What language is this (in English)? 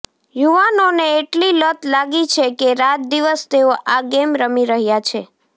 Gujarati